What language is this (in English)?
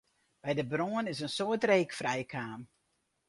Western Frisian